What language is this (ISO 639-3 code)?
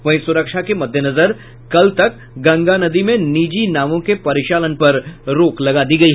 hin